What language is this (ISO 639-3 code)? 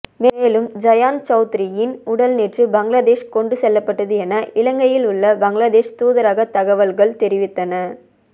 tam